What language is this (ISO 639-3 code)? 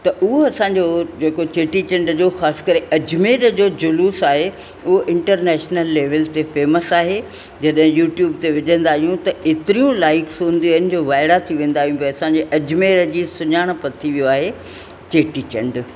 snd